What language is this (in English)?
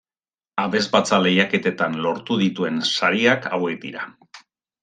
Basque